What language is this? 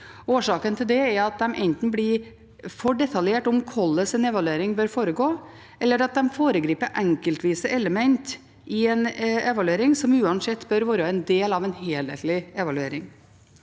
Norwegian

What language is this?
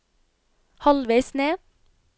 Norwegian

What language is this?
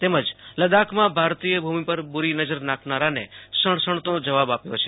Gujarati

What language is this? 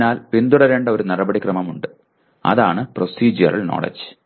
Malayalam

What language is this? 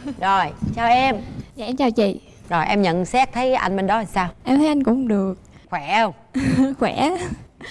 Vietnamese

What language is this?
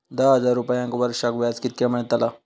Marathi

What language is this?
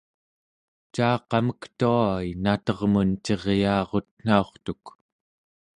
Central Yupik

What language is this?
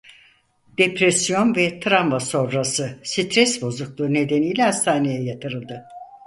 Turkish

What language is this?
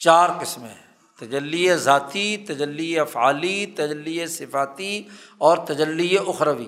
Urdu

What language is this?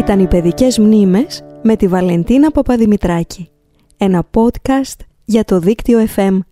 Greek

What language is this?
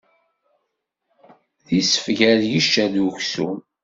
Kabyle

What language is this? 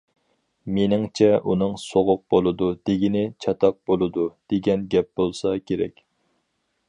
Uyghur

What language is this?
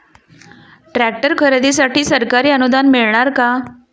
Marathi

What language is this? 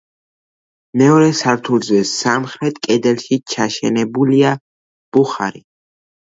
Georgian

